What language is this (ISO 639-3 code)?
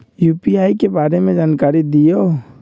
mag